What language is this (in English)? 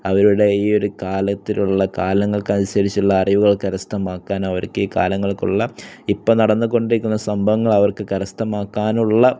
Malayalam